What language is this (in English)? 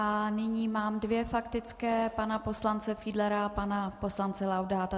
Czech